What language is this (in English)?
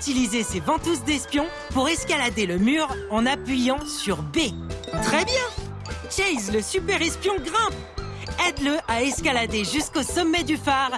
French